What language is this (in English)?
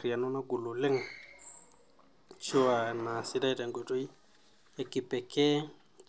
Masai